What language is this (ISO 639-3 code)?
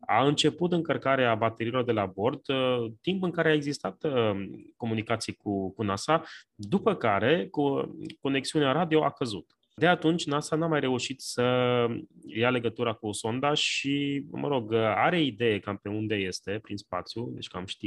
ron